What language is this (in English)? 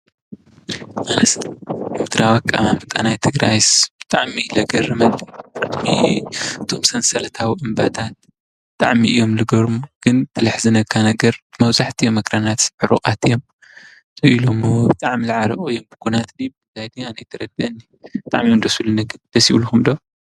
Tigrinya